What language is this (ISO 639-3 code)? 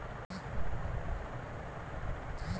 kan